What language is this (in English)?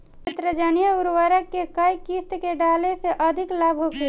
Bhojpuri